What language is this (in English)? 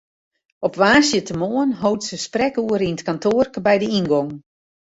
Western Frisian